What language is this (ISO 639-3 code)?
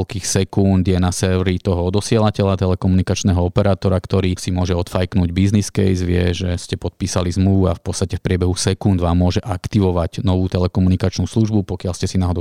slk